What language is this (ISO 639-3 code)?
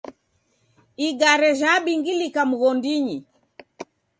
dav